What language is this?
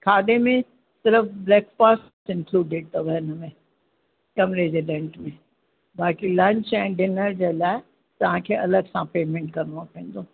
Sindhi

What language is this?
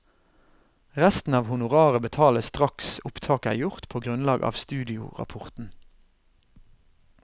Norwegian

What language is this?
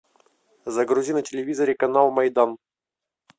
Russian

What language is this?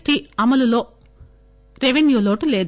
Telugu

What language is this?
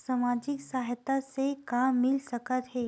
Chhattisgarhi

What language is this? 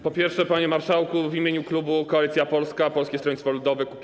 Polish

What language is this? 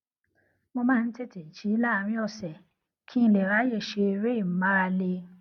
Yoruba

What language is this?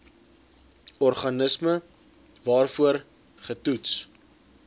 Afrikaans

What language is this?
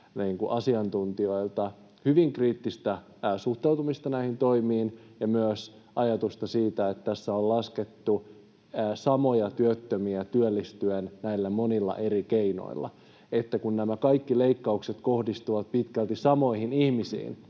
Finnish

